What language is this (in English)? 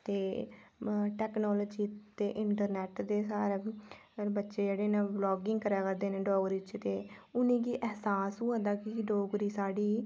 Dogri